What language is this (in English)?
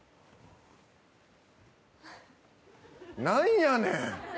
Japanese